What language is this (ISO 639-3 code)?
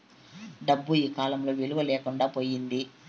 tel